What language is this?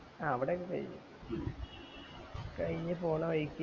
Malayalam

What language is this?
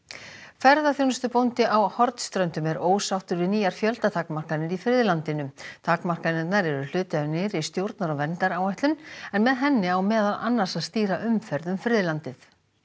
Icelandic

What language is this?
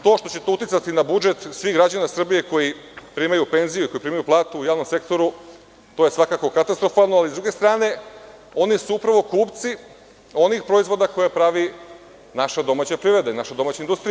Serbian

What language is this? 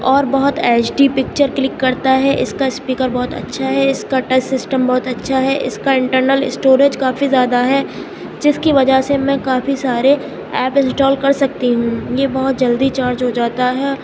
Urdu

